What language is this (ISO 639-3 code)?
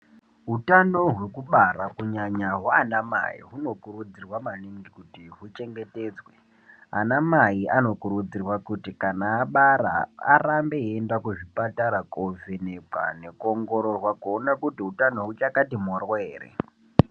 ndc